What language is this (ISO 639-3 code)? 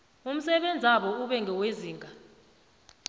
nbl